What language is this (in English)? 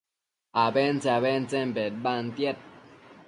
Matsés